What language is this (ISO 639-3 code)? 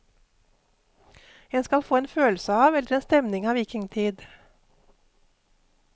nor